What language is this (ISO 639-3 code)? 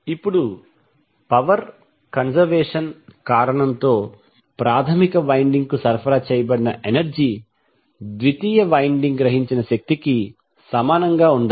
tel